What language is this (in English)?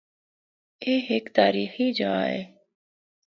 Northern Hindko